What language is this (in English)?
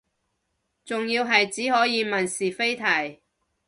Cantonese